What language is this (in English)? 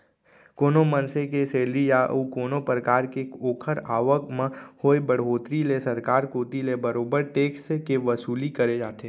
Chhattisgarhi